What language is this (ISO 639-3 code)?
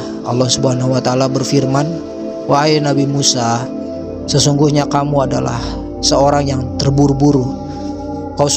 ind